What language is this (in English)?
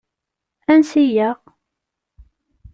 Kabyle